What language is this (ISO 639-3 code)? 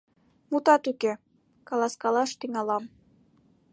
chm